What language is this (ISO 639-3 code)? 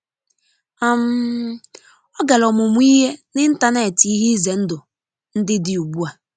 ibo